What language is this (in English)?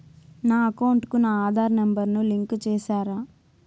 Telugu